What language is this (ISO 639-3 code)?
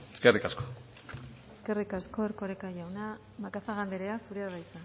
eus